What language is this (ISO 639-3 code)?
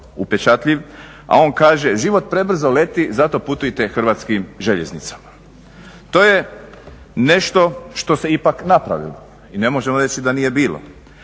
hrv